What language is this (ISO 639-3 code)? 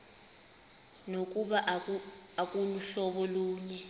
xho